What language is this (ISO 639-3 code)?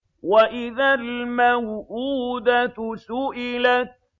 ara